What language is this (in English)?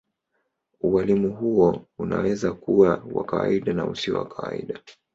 Swahili